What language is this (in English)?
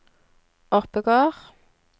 Norwegian